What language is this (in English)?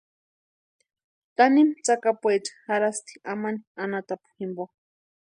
Western Highland Purepecha